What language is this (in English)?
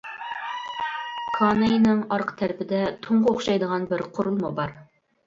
Uyghur